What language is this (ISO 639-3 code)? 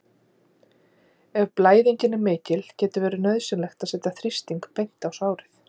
isl